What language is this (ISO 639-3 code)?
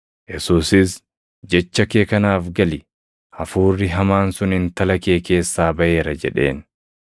orm